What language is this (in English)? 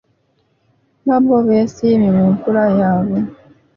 Ganda